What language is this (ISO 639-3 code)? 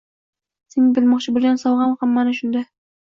uzb